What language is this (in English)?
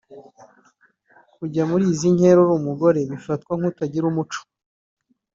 Kinyarwanda